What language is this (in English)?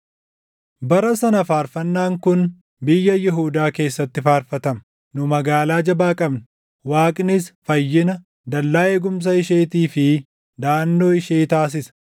Oromo